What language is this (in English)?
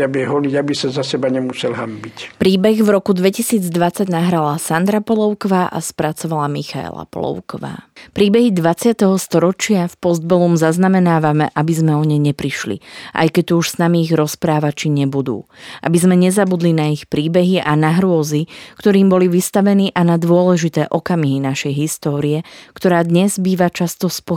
Slovak